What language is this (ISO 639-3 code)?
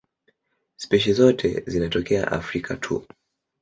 swa